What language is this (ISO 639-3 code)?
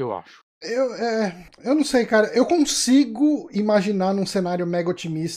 por